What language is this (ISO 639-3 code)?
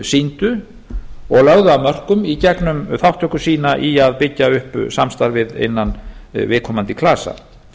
isl